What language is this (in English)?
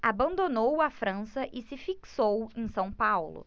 Portuguese